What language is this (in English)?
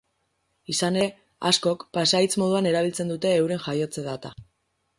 Basque